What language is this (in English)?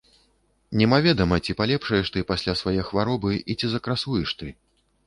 Belarusian